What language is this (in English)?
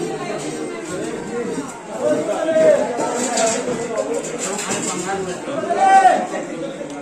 Arabic